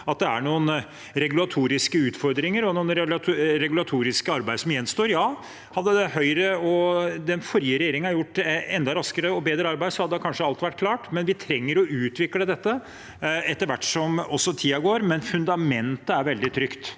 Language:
Norwegian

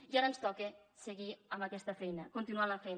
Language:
Catalan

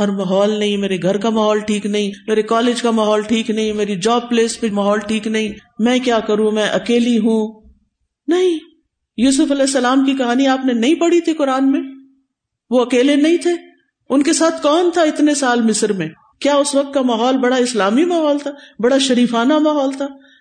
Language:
Urdu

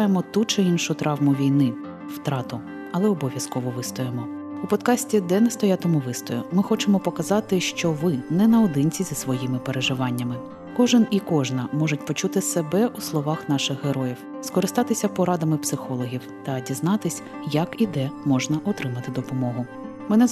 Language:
Ukrainian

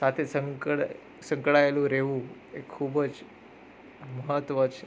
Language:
Gujarati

